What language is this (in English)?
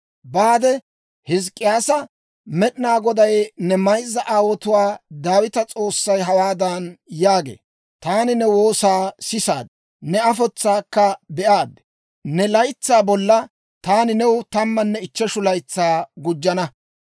Dawro